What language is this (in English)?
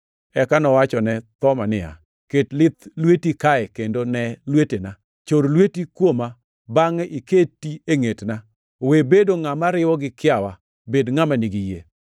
Luo (Kenya and Tanzania)